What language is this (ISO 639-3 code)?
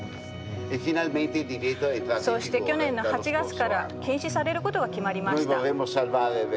jpn